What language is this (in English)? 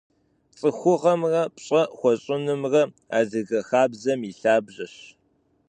Kabardian